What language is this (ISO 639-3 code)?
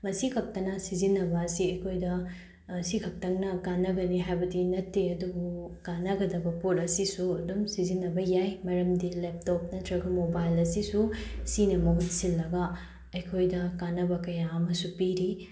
mni